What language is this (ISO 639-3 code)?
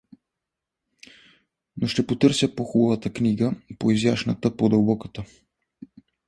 bul